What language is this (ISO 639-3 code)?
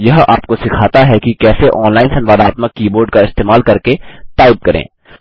hin